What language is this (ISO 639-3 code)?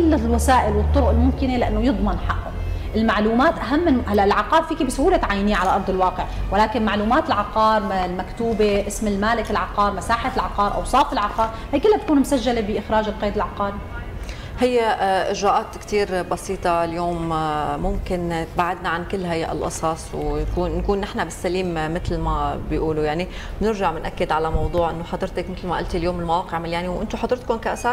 ara